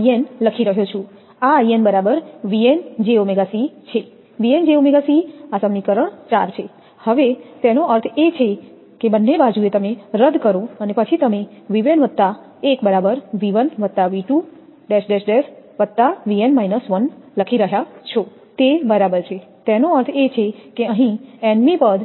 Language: Gujarati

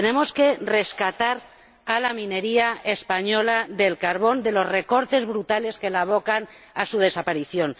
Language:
Spanish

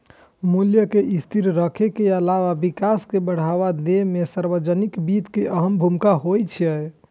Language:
Maithili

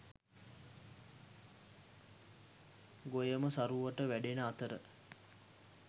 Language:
Sinhala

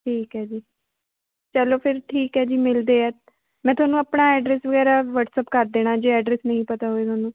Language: Punjabi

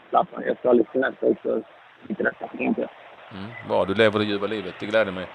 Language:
Swedish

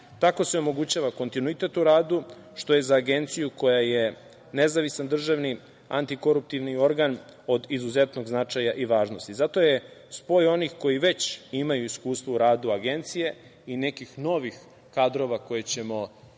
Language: Serbian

